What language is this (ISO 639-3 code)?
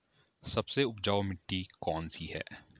hin